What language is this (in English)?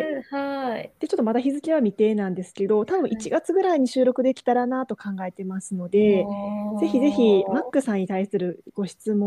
Japanese